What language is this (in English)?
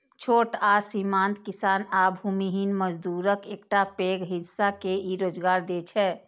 Maithili